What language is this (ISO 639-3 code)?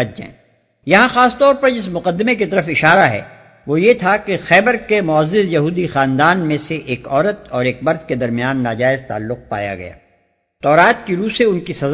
urd